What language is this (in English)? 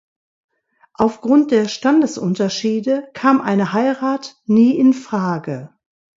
German